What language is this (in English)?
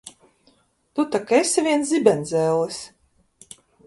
Latvian